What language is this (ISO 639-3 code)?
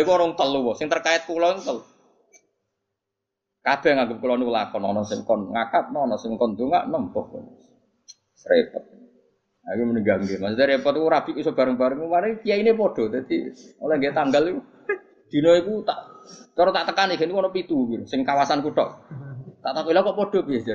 ind